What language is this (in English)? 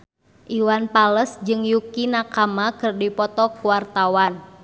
Sundanese